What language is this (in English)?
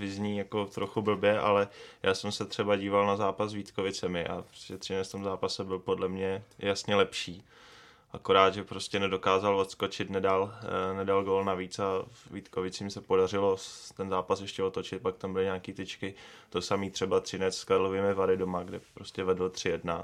Czech